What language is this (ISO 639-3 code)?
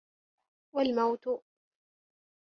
ara